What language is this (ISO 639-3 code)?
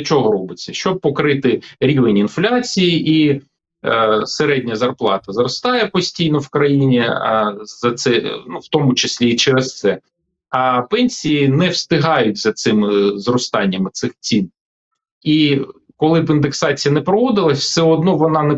ukr